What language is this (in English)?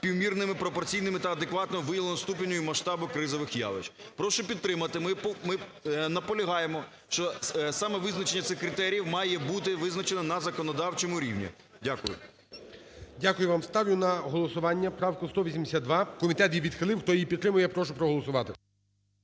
Ukrainian